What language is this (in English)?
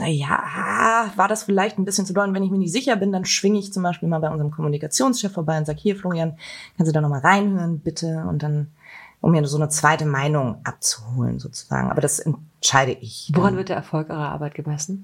German